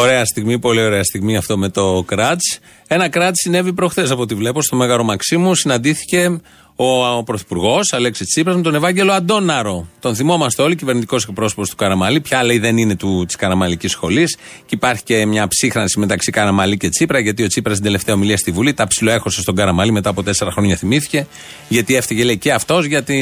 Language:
Greek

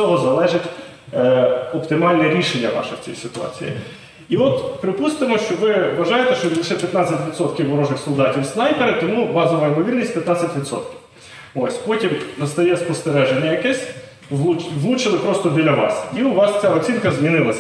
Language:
Ukrainian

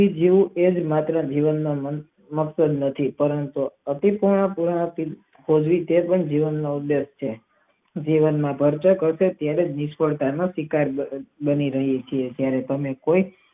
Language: Gujarati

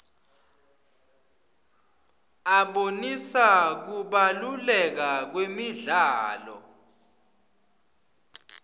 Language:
Swati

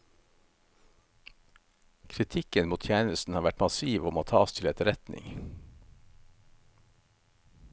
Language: Norwegian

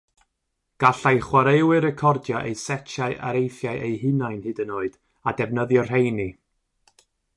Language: Welsh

